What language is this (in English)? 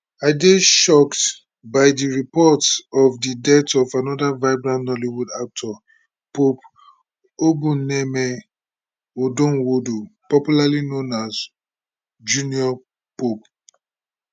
Nigerian Pidgin